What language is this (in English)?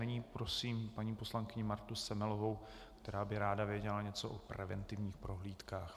Czech